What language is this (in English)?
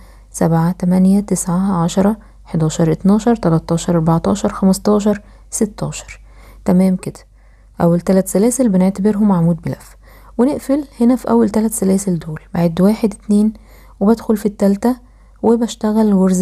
Arabic